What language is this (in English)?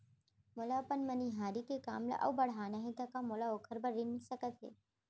Chhattisgarhi